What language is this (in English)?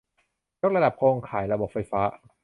Thai